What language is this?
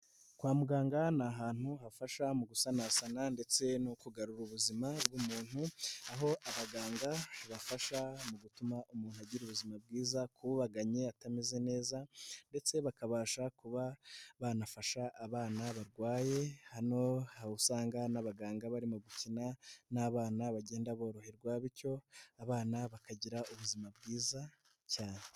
Kinyarwanda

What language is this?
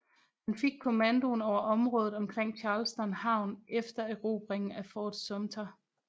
Danish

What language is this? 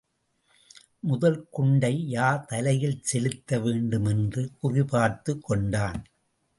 Tamil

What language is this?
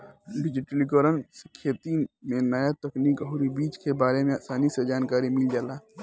Bhojpuri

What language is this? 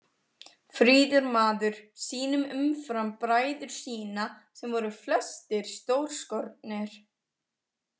Icelandic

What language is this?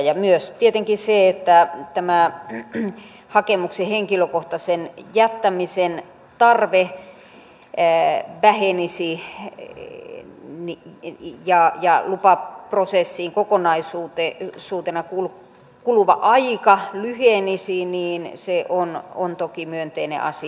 Finnish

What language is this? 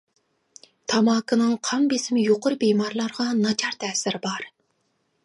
Uyghur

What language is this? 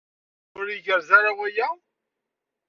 Kabyle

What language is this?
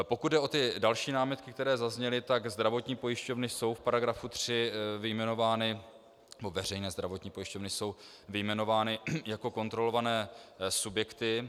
Czech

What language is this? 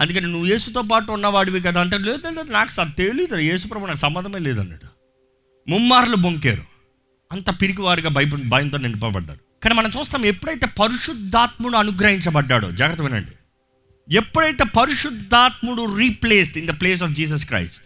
Telugu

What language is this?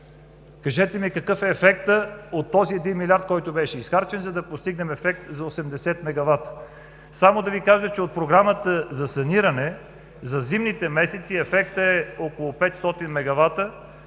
Bulgarian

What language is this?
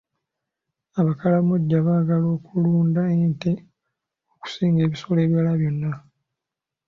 Ganda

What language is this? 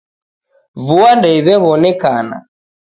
Taita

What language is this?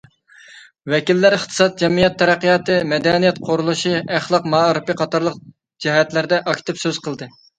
Uyghur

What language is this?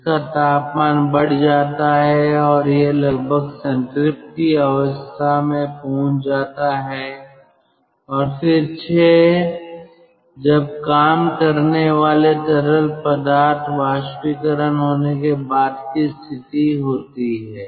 Hindi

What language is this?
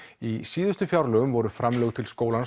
Icelandic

